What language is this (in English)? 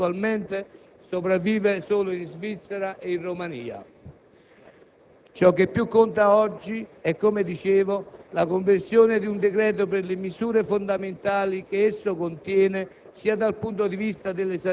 Italian